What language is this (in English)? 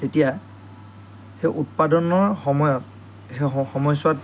Assamese